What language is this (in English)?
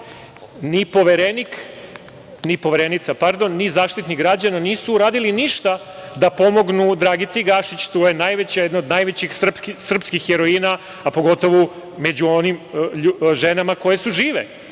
Serbian